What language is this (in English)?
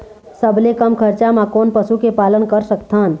Chhattisgarhi